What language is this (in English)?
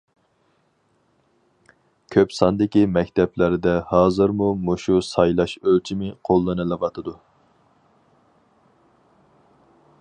Uyghur